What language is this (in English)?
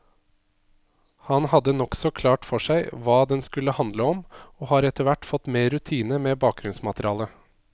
Norwegian